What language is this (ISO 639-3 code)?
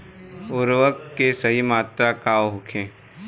bho